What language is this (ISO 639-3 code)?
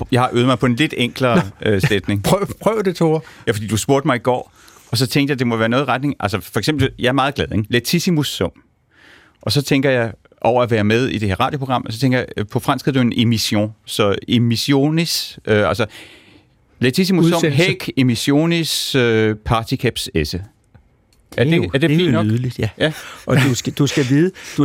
dan